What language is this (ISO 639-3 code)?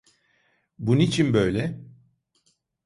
tur